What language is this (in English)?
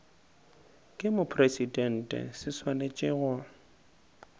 Northern Sotho